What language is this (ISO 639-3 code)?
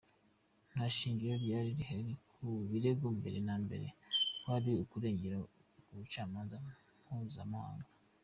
kin